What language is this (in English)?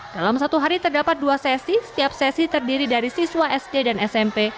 Indonesian